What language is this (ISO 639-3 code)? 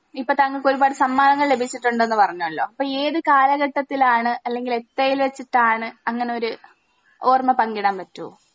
mal